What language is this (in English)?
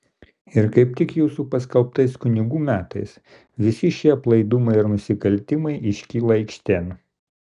Lithuanian